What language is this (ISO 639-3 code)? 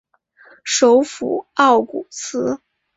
zho